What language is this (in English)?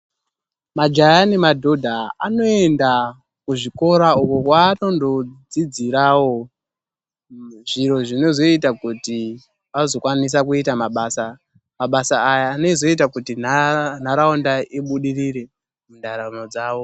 Ndau